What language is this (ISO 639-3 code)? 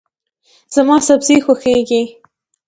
pus